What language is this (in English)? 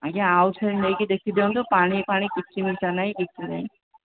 Odia